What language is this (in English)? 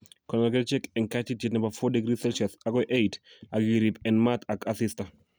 Kalenjin